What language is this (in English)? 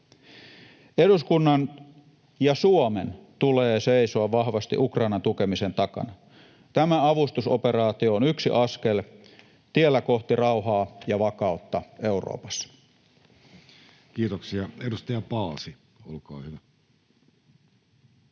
Finnish